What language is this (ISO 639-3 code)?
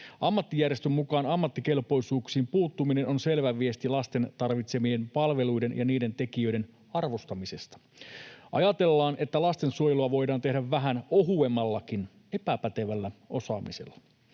fin